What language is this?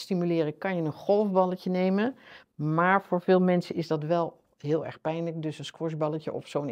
Dutch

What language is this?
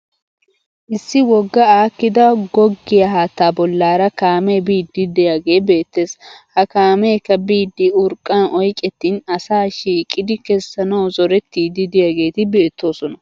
Wolaytta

